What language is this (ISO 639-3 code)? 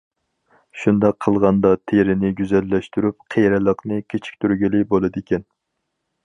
uig